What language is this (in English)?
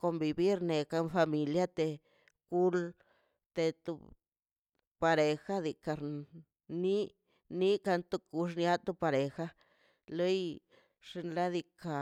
Mazaltepec Zapotec